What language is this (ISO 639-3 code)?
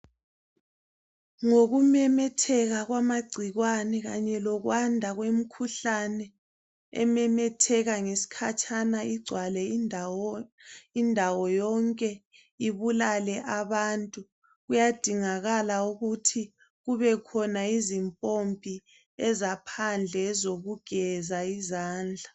nde